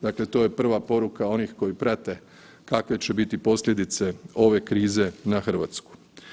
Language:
Croatian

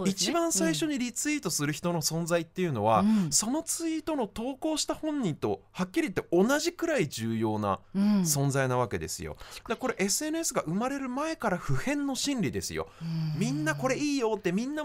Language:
Japanese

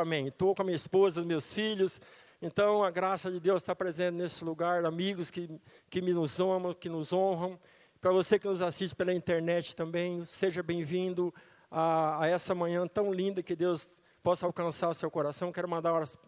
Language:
Portuguese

